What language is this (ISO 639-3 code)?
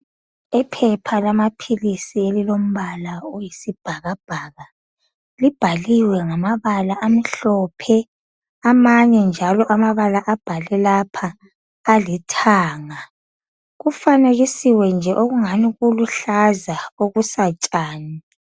nde